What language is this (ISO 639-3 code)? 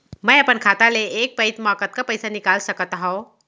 hne